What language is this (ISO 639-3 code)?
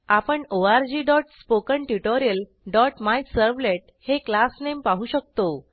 mar